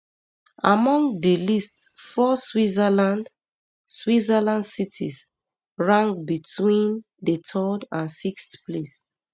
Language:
Nigerian Pidgin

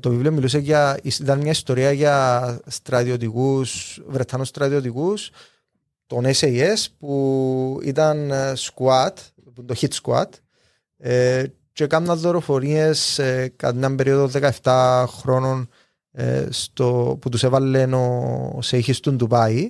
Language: Greek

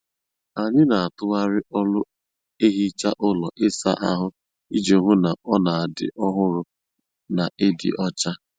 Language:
Igbo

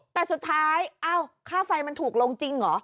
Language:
Thai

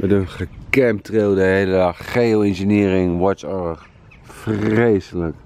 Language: Dutch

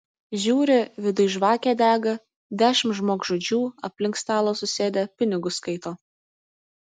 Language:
Lithuanian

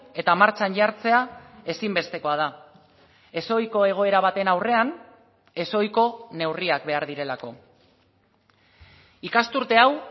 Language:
Basque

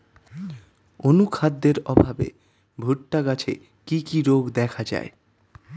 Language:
Bangla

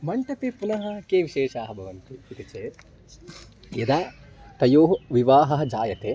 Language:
Sanskrit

